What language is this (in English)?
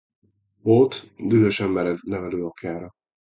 Hungarian